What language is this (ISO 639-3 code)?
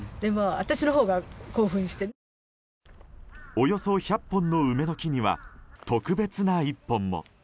jpn